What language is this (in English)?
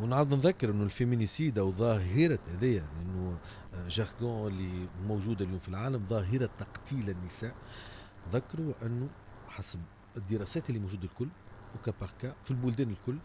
Arabic